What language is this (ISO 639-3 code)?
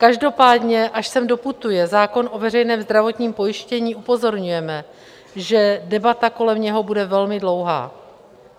ces